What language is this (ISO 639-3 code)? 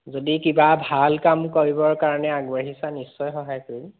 asm